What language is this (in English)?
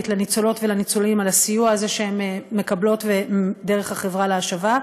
Hebrew